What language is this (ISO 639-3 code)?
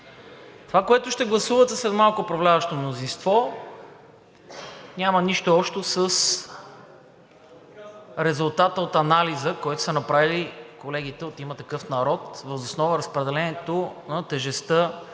bul